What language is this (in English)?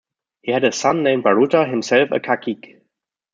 English